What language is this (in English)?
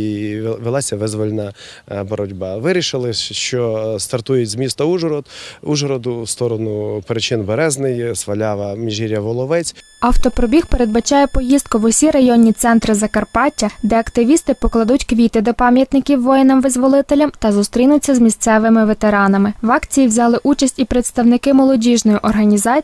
Ukrainian